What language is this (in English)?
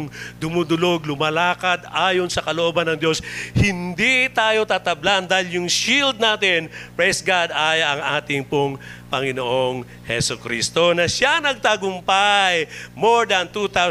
Filipino